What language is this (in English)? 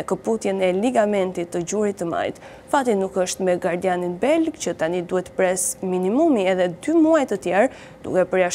Romanian